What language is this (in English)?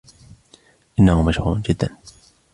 Arabic